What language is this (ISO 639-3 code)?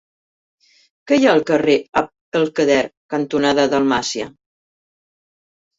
cat